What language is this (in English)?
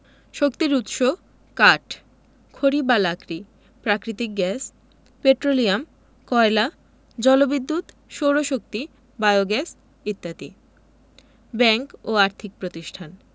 Bangla